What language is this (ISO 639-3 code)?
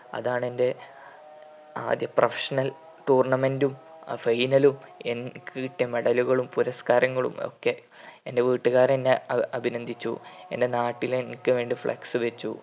mal